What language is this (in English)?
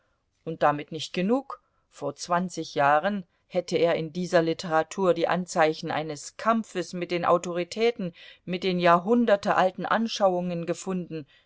German